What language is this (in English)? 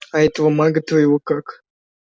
Russian